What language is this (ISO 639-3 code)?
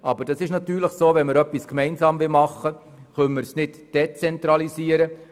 gsw